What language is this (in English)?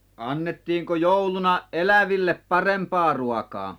Finnish